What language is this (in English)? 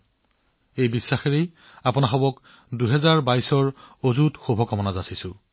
Assamese